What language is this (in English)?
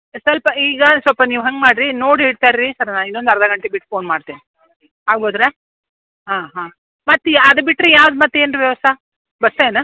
Kannada